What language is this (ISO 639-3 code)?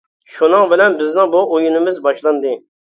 uig